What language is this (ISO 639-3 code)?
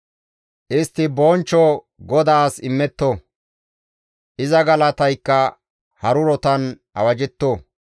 gmv